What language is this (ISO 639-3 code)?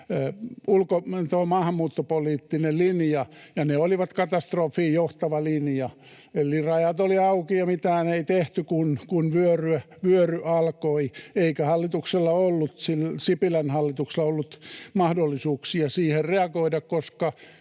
fin